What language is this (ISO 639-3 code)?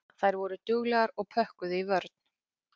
isl